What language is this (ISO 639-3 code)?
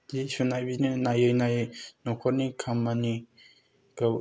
brx